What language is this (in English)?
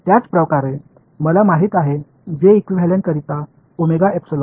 Marathi